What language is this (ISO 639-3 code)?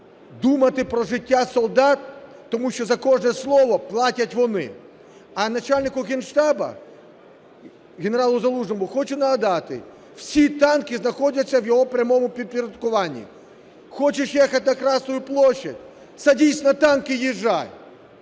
ukr